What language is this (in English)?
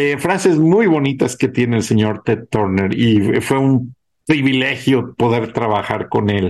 Spanish